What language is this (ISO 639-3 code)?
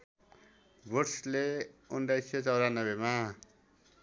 nep